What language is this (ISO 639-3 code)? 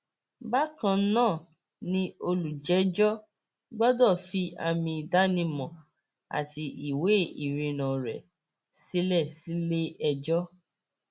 yor